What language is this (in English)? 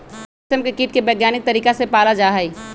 Magahi